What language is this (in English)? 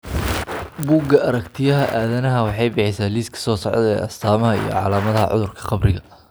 Somali